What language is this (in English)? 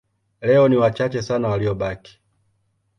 Swahili